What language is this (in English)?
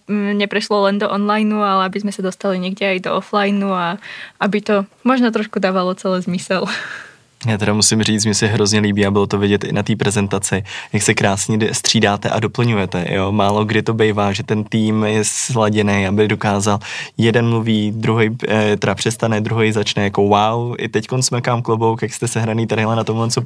Czech